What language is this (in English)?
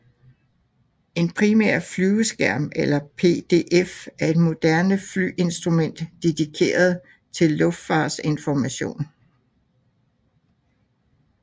Danish